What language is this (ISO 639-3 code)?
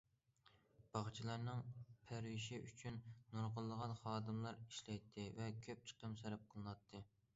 uig